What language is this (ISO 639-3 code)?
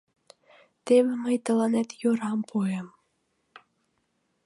chm